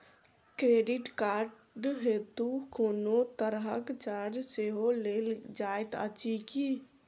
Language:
Maithili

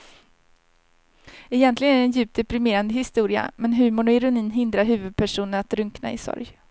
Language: Swedish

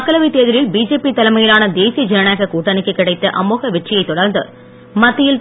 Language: Tamil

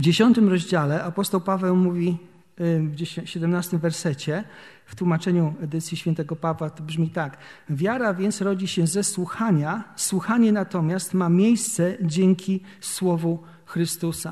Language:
Polish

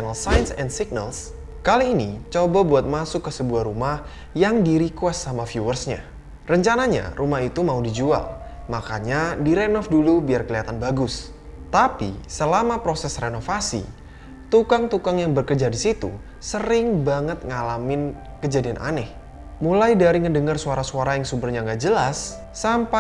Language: Indonesian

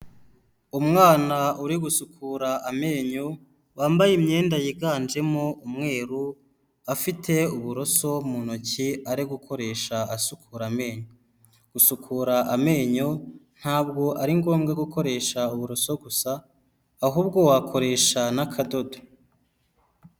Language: Kinyarwanda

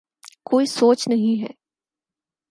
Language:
Urdu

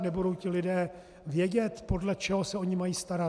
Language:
Czech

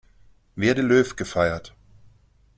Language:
German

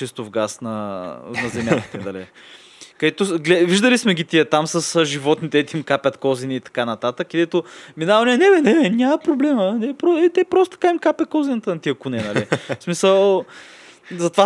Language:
Bulgarian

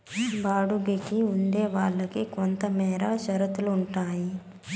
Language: Telugu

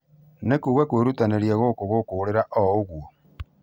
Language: Kikuyu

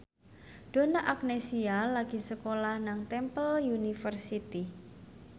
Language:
Javanese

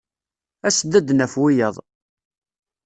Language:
Kabyle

